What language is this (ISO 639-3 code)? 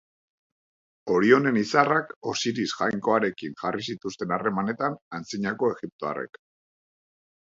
eus